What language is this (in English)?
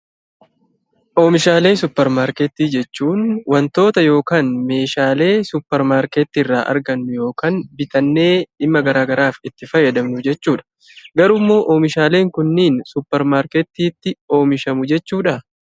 Oromo